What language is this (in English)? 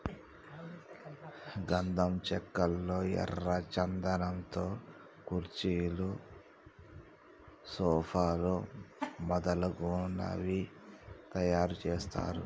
Telugu